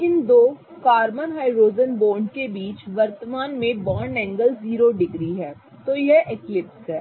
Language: Hindi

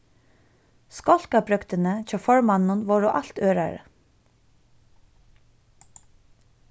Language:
Faroese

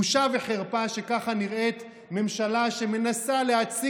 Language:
Hebrew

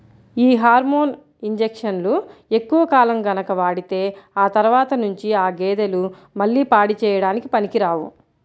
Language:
Telugu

